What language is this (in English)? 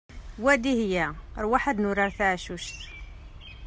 Kabyle